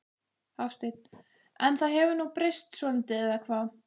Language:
Icelandic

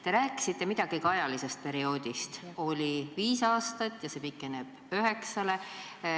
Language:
Estonian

